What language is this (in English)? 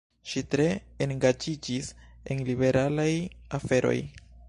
Esperanto